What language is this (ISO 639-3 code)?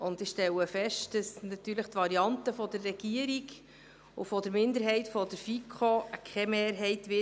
gsw